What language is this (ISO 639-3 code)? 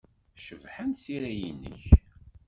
kab